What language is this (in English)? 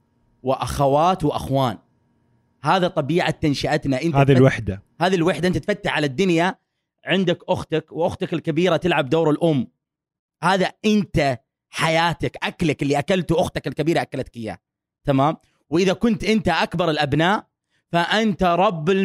Arabic